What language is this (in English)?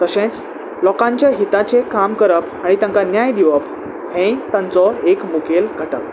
Konkani